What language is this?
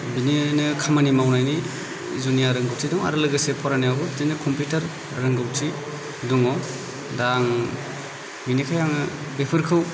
Bodo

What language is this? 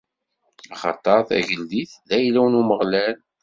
Kabyle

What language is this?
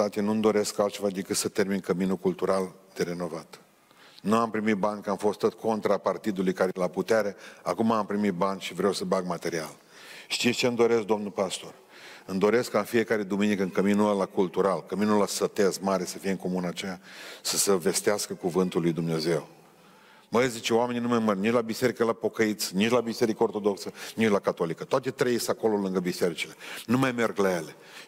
Romanian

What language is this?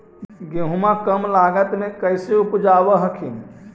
Magahi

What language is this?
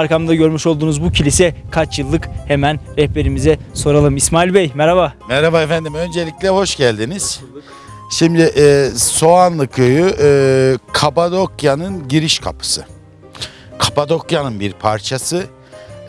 Turkish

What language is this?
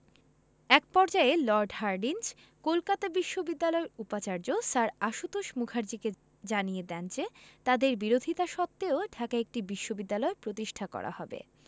Bangla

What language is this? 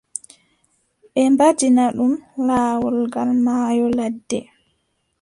Adamawa Fulfulde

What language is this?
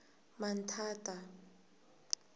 Tsonga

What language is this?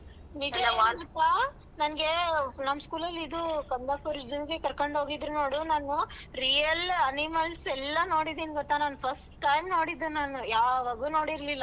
Kannada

